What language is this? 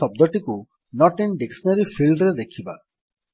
Odia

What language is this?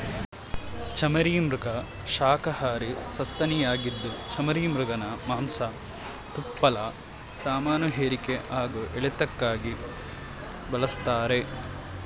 Kannada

